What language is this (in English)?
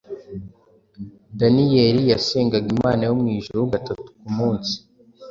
Kinyarwanda